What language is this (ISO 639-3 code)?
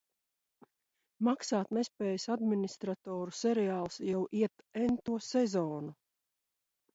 lav